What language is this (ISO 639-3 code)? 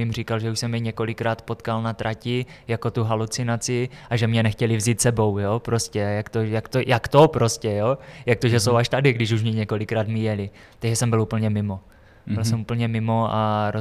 ces